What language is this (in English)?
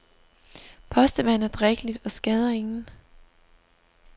Danish